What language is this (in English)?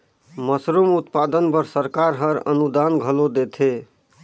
Chhattisgarhi